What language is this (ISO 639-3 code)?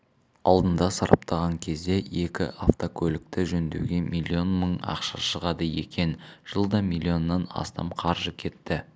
kaz